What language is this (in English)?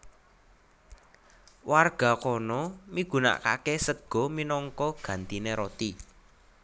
Javanese